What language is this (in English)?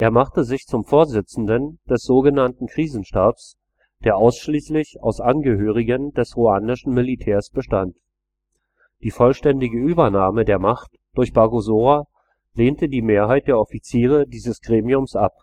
German